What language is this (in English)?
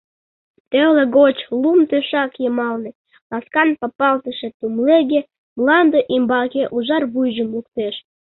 Mari